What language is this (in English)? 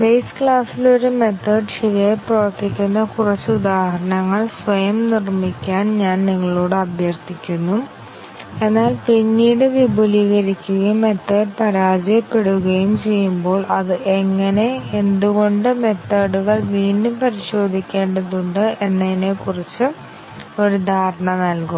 Malayalam